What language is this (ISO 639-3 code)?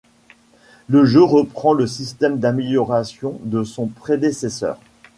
fra